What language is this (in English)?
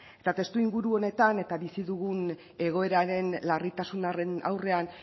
Basque